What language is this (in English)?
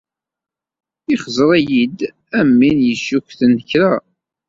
Kabyle